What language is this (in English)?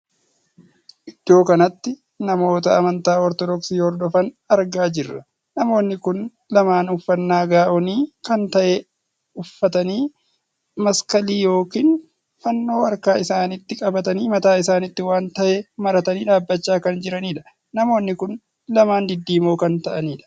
Oromo